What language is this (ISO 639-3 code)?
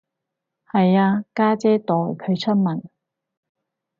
yue